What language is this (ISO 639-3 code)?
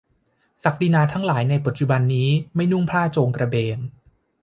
tha